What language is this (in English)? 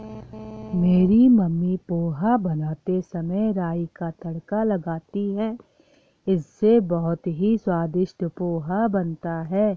Hindi